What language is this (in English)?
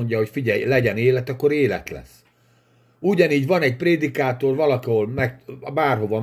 Hungarian